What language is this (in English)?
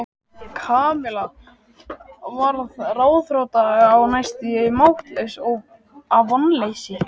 Icelandic